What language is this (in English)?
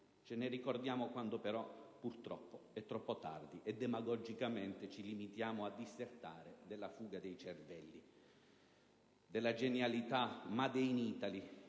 Italian